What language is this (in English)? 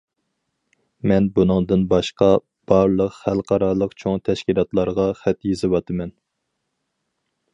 Uyghur